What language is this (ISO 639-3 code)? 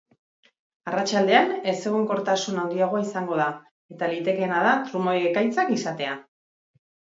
eus